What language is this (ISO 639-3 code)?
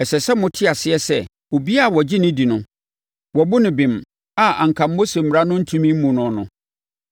aka